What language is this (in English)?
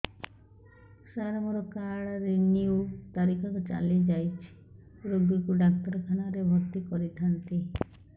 Odia